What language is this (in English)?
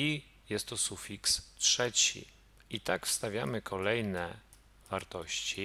Polish